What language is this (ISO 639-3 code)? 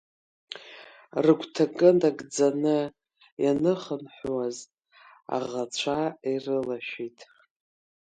abk